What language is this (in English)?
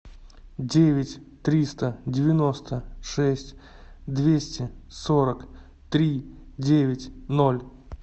Russian